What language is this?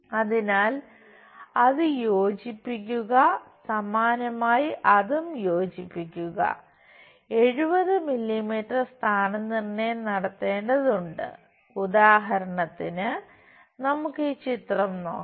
Malayalam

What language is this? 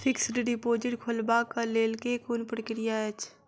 Maithili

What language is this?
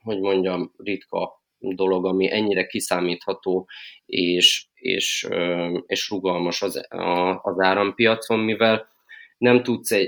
Hungarian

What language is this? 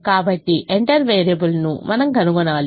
Telugu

